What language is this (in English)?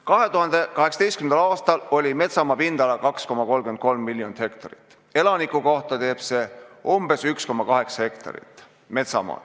Estonian